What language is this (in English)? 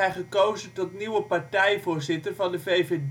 Dutch